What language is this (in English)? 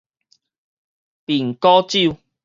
Min Nan Chinese